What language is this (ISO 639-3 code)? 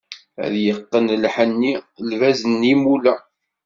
kab